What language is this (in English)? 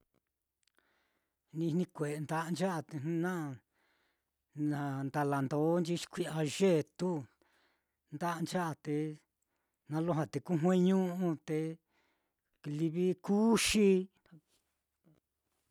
Mitlatongo Mixtec